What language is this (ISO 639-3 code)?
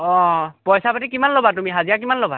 asm